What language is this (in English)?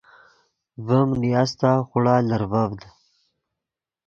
Yidgha